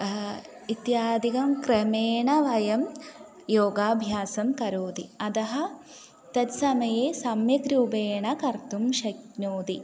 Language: Sanskrit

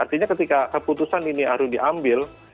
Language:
Indonesian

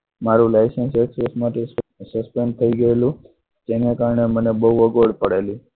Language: Gujarati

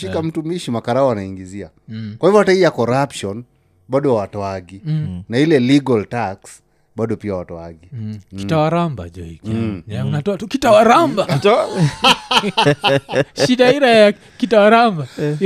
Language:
Swahili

